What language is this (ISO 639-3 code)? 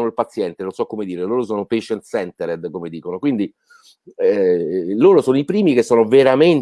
ita